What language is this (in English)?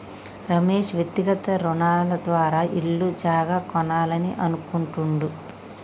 Telugu